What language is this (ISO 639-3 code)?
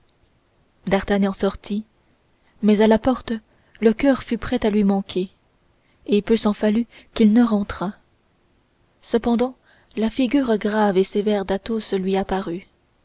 fra